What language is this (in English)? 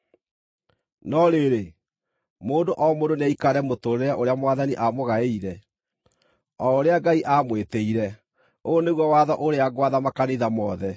Kikuyu